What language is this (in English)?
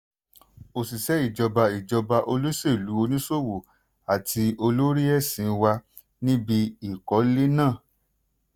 Yoruba